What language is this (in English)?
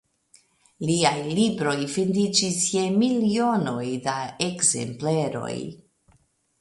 Esperanto